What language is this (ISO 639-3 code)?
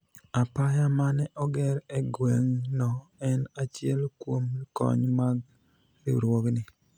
luo